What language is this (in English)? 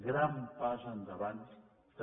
Catalan